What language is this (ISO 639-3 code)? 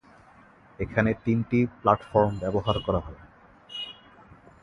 ben